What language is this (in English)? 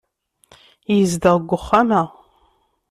Kabyle